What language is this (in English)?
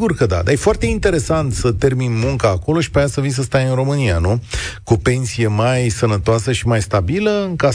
Romanian